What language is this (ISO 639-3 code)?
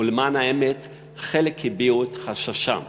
heb